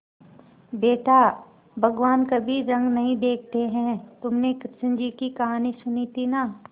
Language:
Hindi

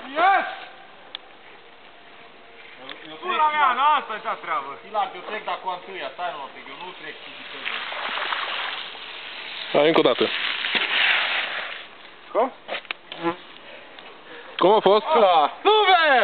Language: Romanian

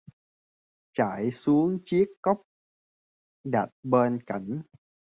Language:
Vietnamese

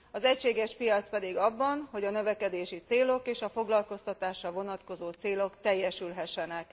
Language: Hungarian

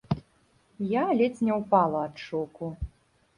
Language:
Belarusian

